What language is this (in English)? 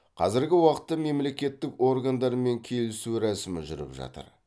Kazakh